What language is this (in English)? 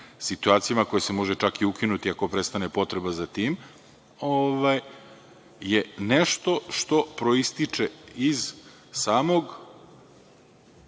Serbian